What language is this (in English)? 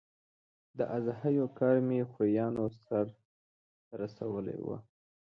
Pashto